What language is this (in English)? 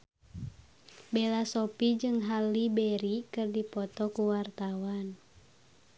Sundanese